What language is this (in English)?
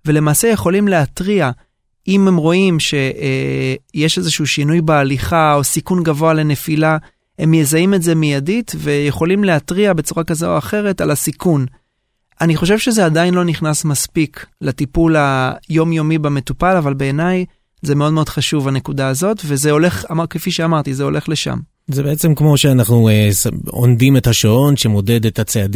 Hebrew